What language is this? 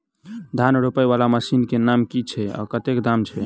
Maithili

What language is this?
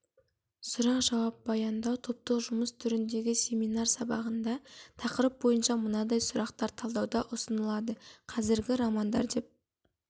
Kazakh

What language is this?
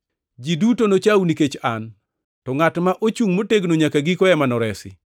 Luo (Kenya and Tanzania)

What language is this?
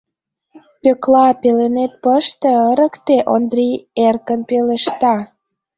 Mari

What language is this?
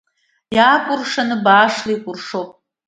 Abkhazian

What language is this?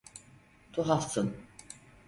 Turkish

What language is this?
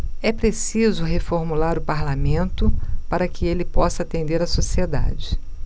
Portuguese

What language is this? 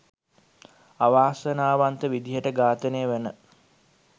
Sinhala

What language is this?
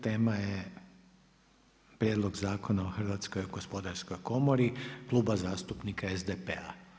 Croatian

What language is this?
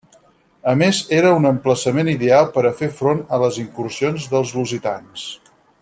Catalan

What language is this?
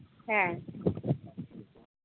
Santali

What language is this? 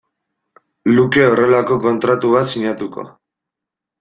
Basque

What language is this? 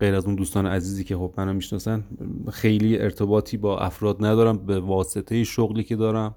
Persian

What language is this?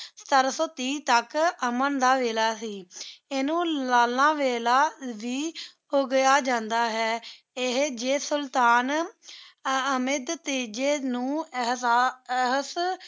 Punjabi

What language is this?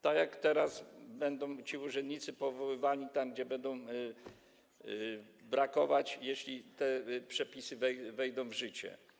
Polish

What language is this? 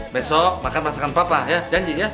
Indonesian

